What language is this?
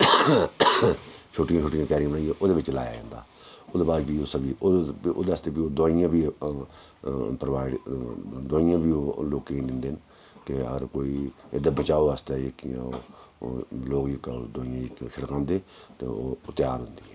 Dogri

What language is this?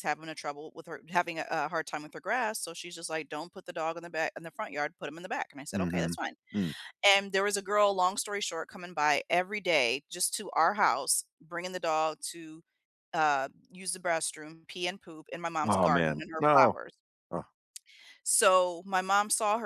English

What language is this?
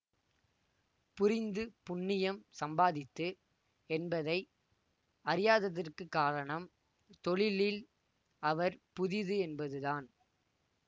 Tamil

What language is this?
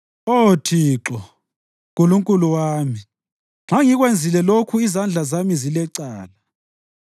North Ndebele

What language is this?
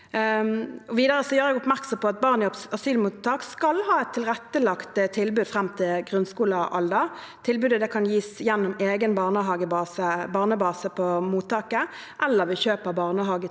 Norwegian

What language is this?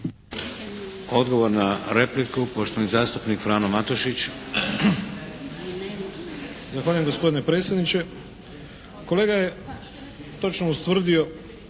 Croatian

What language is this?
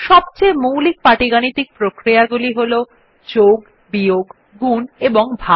Bangla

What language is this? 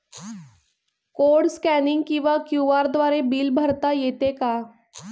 Marathi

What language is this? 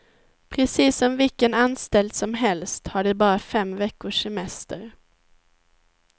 Swedish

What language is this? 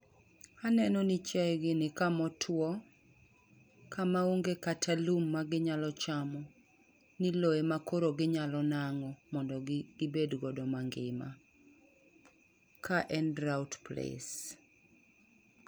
Luo (Kenya and Tanzania)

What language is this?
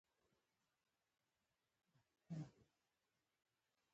Pashto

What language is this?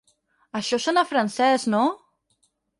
Catalan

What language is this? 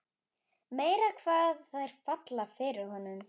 Icelandic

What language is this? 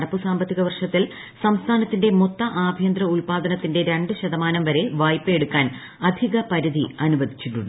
Malayalam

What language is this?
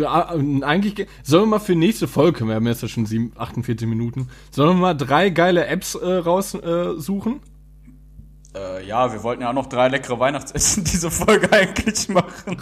German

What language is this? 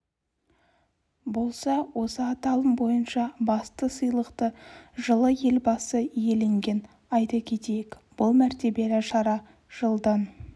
Kazakh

